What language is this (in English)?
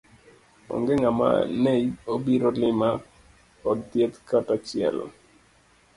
Luo (Kenya and Tanzania)